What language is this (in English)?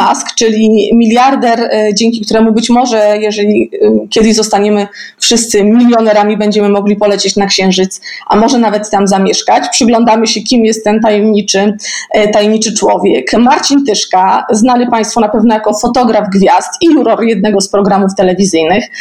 Polish